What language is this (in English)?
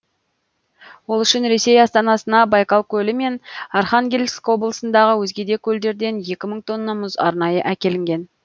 Kazakh